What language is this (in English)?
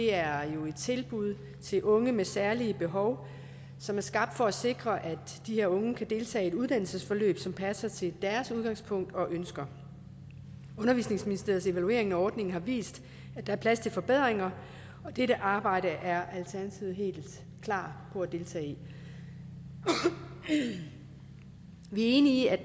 Danish